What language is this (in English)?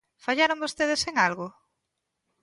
Galician